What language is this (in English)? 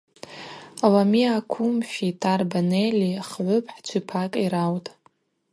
Abaza